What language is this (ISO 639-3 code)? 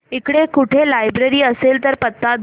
mar